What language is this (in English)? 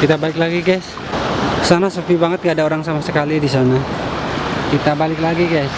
Indonesian